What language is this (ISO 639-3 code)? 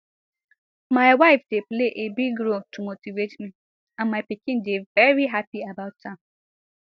pcm